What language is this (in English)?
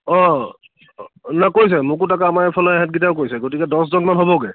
Assamese